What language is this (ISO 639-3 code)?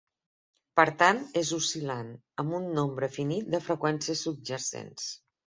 cat